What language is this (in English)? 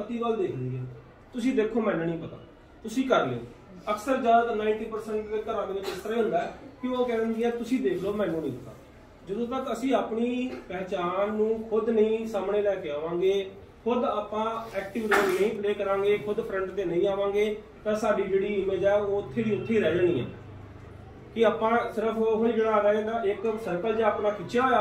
Hindi